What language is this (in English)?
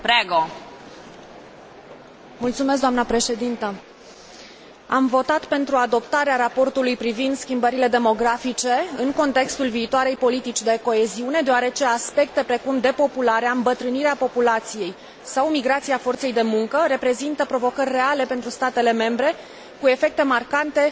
Romanian